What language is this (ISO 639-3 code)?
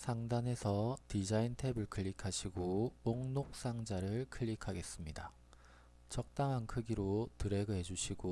kor